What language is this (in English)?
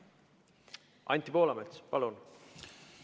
Estonian